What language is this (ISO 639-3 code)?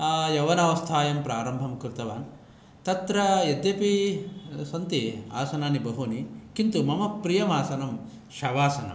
san